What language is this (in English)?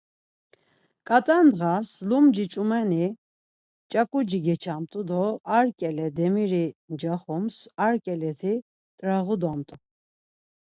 Laz